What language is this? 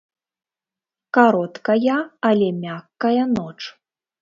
Belarusian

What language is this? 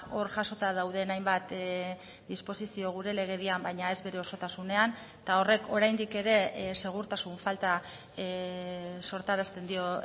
Basque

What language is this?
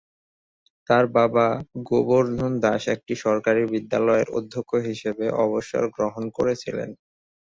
Bangla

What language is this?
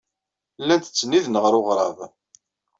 Kabyle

